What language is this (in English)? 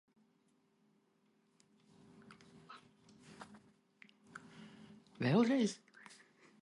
Latvian